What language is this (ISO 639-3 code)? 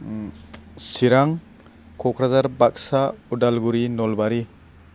brx